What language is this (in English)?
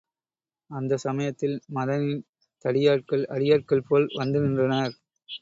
Tamil